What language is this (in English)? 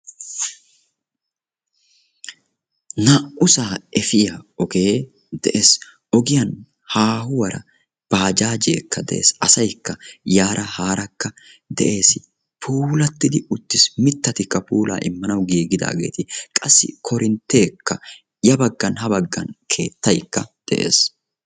Wolaytta